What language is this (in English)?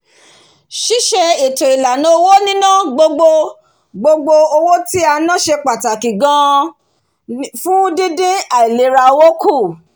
Yoruba